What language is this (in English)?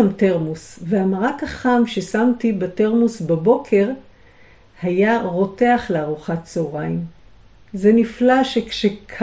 Hebrew